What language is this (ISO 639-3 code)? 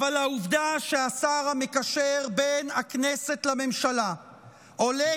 heb